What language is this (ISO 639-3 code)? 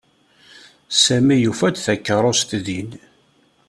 kab